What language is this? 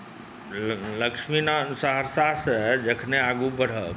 Maithili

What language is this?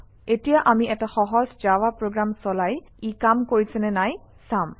Assamese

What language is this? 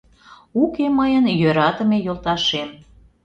Mari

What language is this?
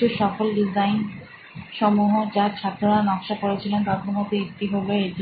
Bangla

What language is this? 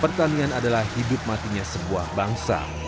Indonesian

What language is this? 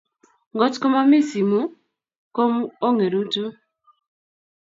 Kalenjin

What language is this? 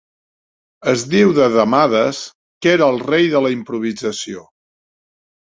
Catalan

